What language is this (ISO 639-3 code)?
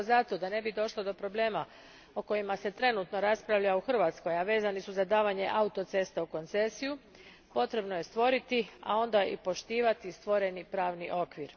hrv